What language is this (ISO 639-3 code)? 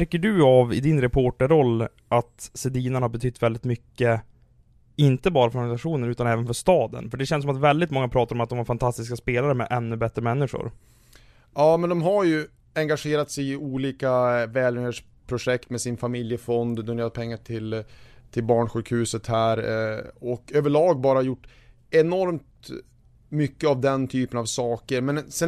swe